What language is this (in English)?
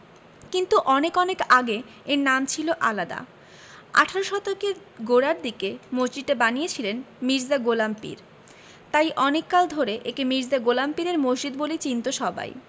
Bangla